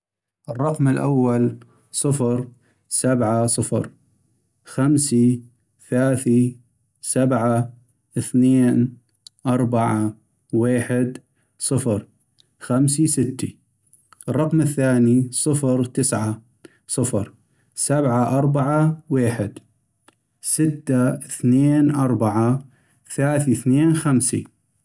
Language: North Mesopotamian Arabic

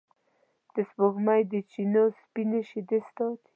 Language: Pashto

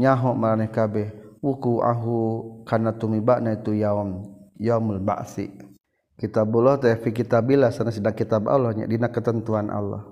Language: Malay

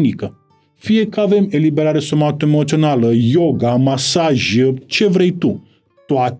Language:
Romanian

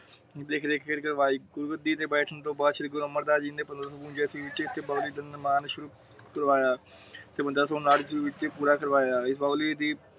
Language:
Punjabi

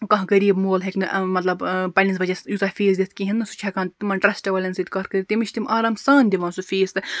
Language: Kashmiri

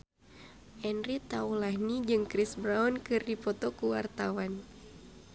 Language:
Sundanese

